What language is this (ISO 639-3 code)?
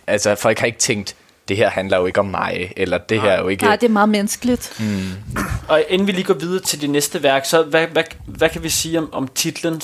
dan